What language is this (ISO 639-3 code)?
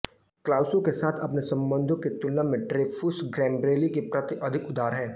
hin